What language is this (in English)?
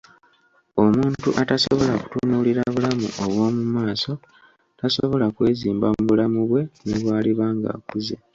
Ganda